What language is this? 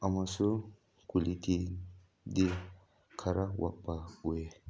Manipuri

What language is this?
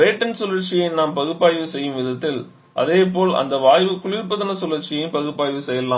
Tamil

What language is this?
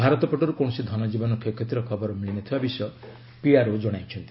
Odia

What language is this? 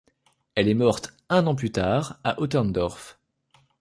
French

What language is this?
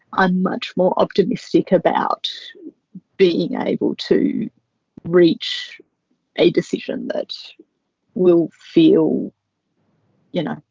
English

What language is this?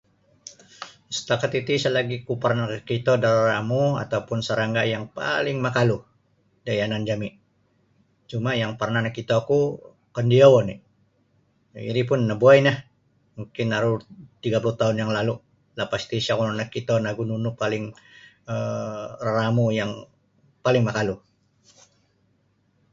Sabah Bisaya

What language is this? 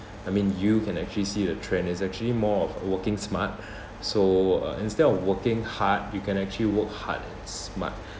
English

